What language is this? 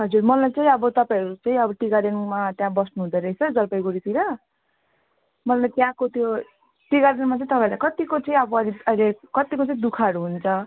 Nepali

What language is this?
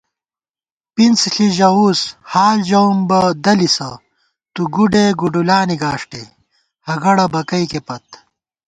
Gawar-Bati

